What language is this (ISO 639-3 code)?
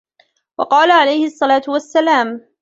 ara